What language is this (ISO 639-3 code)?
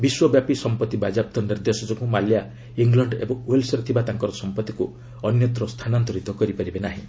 ori